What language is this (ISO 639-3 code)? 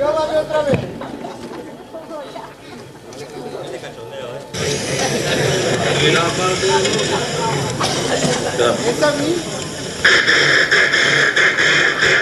spa